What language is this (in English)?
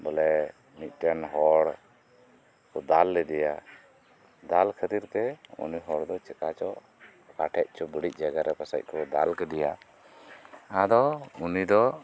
Santali